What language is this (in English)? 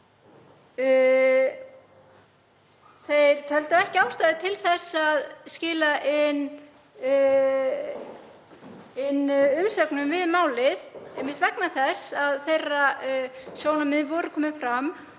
Icelandic